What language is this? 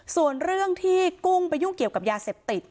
Thai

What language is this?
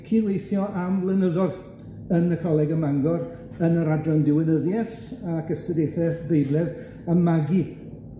Welsh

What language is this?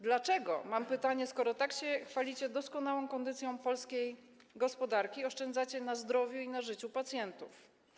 Polish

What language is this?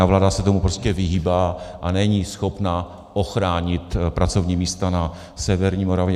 Czech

